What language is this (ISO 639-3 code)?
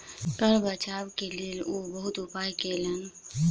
mai